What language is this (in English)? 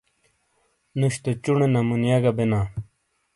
Shina